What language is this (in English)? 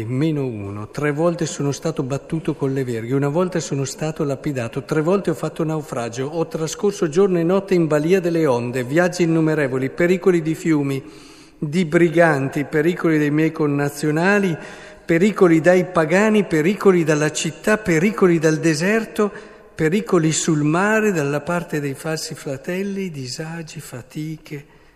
Italian